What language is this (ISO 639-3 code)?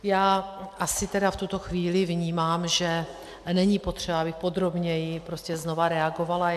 ces